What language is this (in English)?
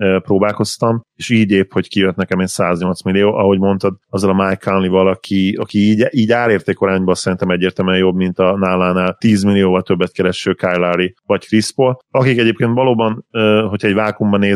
Hungarian